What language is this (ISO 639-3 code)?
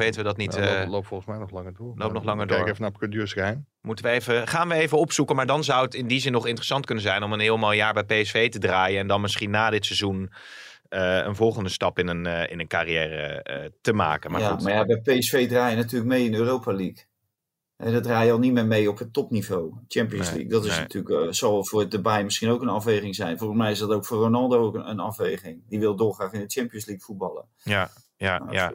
nld